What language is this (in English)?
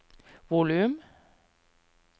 Norwegian